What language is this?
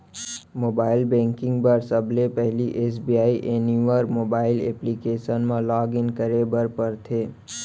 Chhattisgarhi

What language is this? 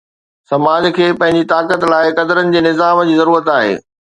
Sindhi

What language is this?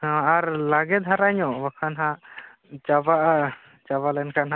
Santali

